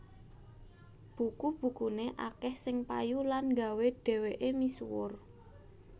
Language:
Javanese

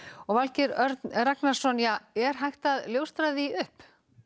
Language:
Icelandic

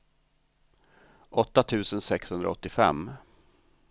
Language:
Swedish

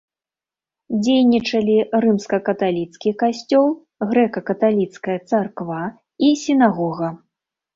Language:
Belarusian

